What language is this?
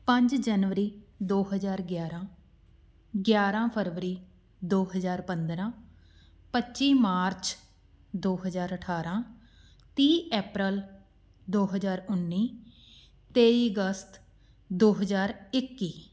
Punjabi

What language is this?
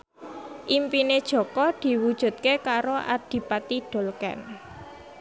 Javanese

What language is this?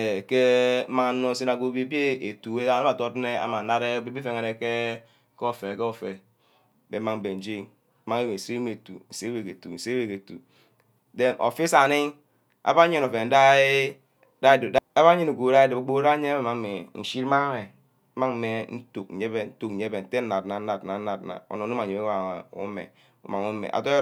Ubaghara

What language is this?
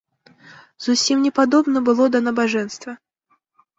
Belarusian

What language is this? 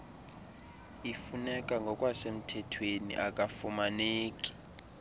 Xhosa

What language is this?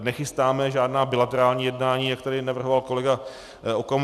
Czech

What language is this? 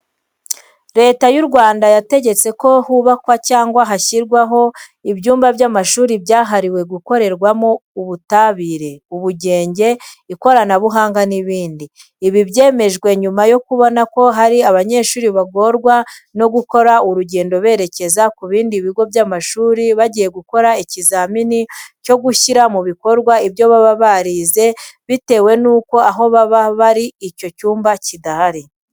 Kinyarwanda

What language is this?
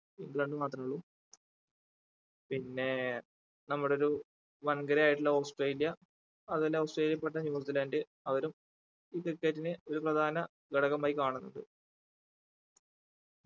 Malayalam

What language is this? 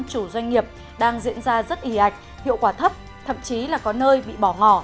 Vietnamese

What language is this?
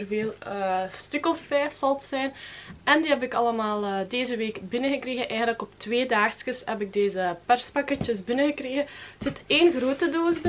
Dutch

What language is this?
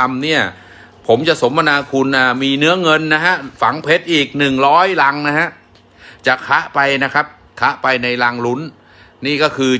Thai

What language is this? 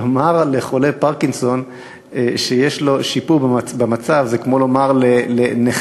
Hebrew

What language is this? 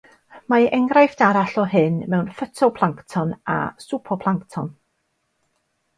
Welsh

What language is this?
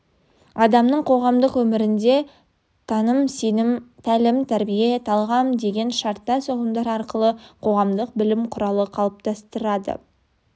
Kazakh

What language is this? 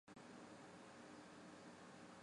Chinese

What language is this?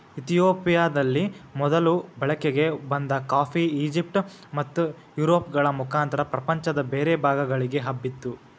Kannada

